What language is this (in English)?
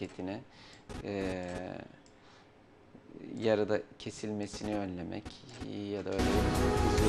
Turkish